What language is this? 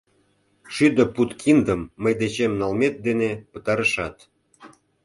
Mari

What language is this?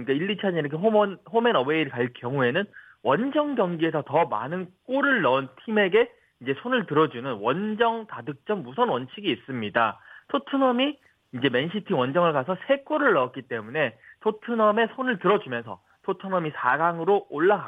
Korean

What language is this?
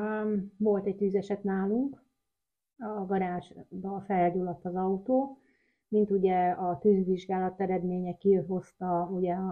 Hungarian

